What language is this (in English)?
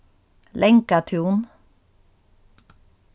Faroese